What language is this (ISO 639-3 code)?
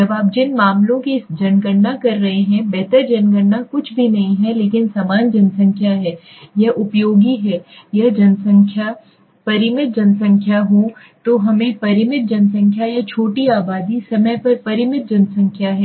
hin